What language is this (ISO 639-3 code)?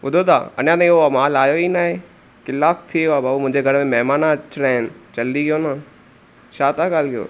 snd